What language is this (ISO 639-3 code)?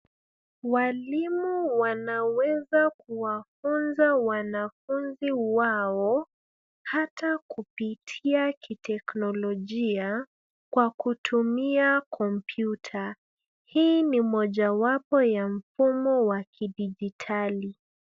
swa